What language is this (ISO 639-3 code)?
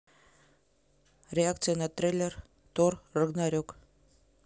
rus